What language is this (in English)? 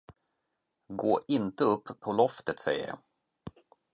Swedish